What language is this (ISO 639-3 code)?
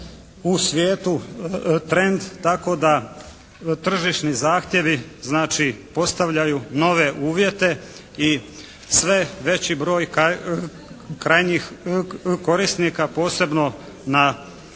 hrv